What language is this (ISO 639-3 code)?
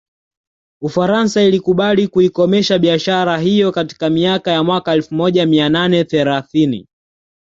swa